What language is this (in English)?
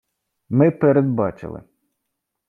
Ukrainian